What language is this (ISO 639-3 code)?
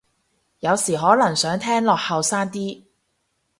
yue